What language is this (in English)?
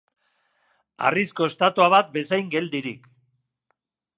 Basque